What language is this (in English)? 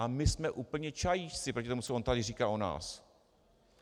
Czech